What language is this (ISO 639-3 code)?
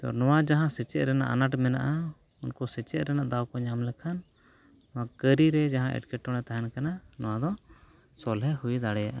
sat